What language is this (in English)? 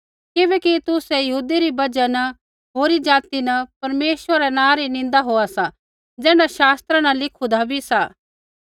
Kullu Pahari